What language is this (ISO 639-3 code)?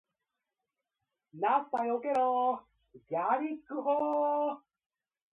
jpn